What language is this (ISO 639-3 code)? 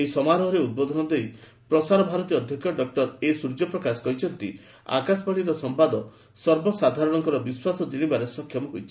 ori